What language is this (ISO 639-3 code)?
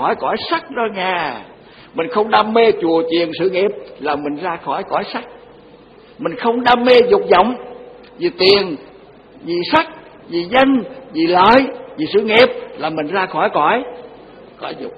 vie